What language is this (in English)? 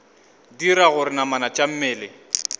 Northern Sotho